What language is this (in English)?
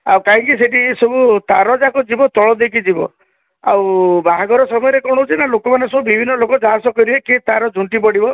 Odia